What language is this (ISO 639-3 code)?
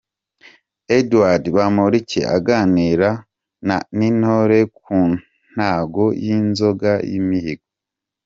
kin